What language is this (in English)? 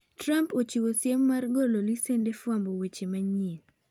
Luo (Kenya and Tanzania)